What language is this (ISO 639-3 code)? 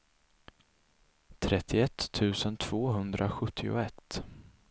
swe